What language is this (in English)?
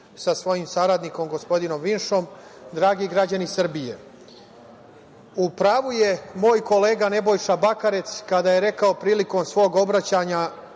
Serbian